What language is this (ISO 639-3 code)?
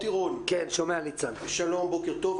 heb